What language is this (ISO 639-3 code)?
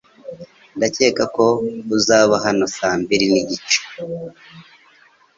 kin